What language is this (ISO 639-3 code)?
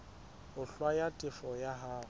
sot